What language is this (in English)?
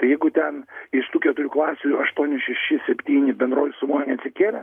Lithuanian